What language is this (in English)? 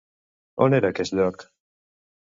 Catalan